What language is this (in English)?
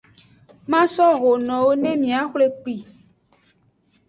Aja (Benin)